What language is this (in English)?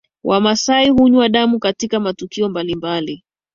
Swahili